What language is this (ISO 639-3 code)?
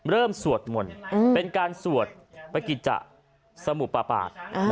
tha